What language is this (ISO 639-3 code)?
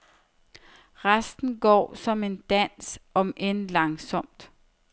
dan